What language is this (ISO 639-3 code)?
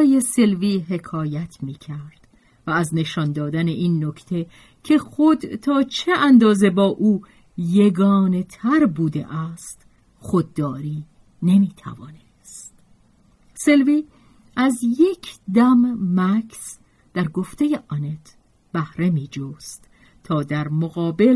fas